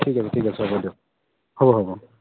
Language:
Assamese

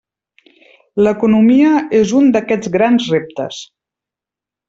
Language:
Catalan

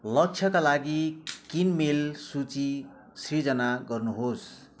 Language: Nepali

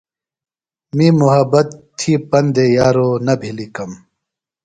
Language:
Phalura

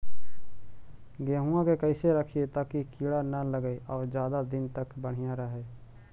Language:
Magahi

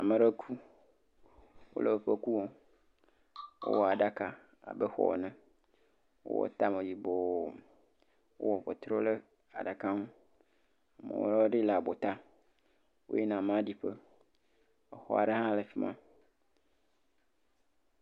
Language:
Ewe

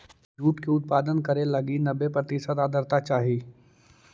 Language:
Magahi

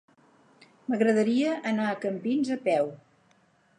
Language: Catalan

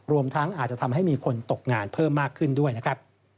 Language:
Thai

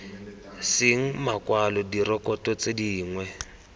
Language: Tswana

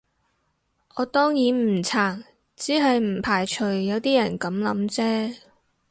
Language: Cantonese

